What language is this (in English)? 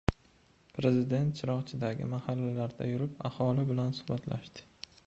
Uzbek